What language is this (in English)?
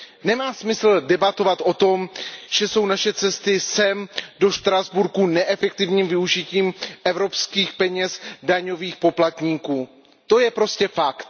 Czech